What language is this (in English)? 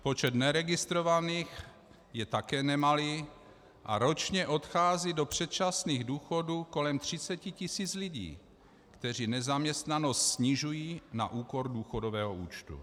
Czech